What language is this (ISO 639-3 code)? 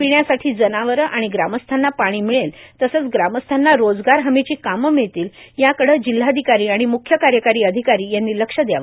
mar